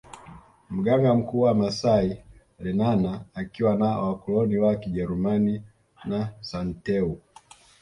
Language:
Swahili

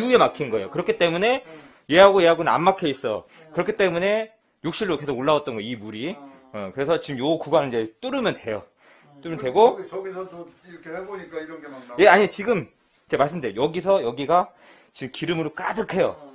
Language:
Korean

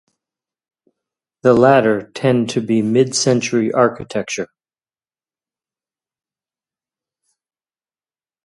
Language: English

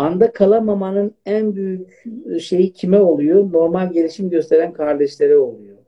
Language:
Turkish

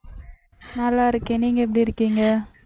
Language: Tamil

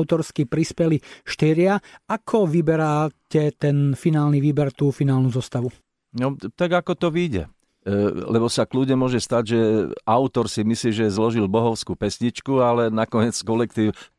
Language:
Slovak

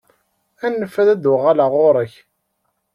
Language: Kabyle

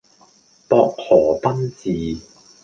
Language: Cantonese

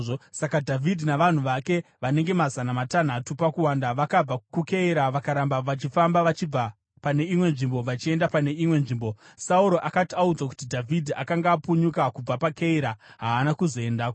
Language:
Shona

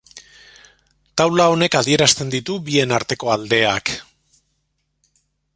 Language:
Basque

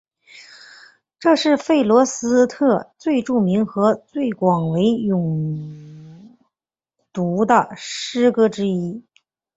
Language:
Chinese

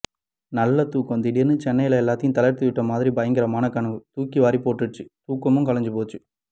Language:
Tamil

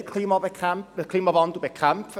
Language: Swiss German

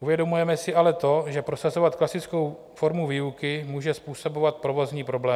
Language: Czech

